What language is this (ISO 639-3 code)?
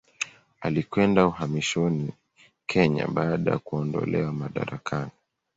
swa